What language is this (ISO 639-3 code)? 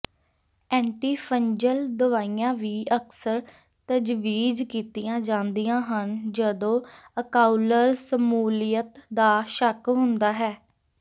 pan